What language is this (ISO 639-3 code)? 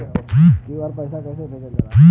bho